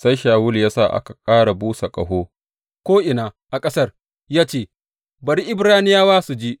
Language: Hausa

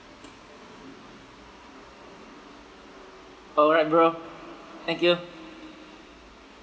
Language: English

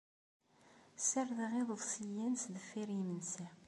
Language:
Kabyle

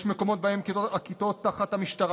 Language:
Hebrew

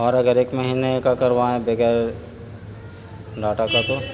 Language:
Urdu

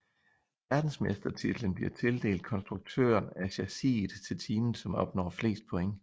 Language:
Danish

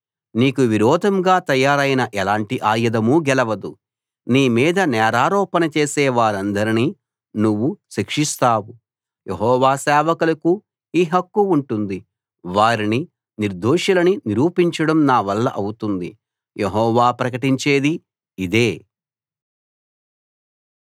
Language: Telugu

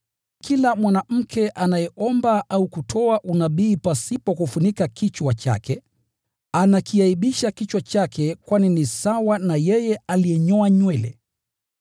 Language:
Swahili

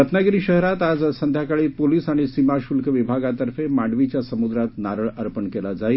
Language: Marathi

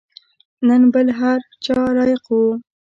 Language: Pashto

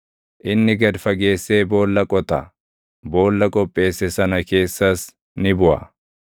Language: Oromo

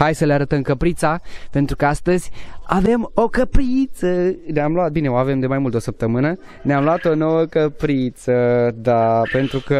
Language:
Romanian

